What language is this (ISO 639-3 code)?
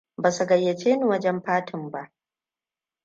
hau